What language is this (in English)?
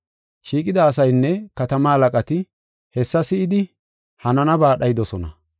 Gofa